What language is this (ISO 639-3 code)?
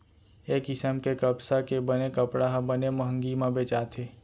hne